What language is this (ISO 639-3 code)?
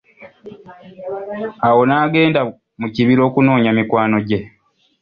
lug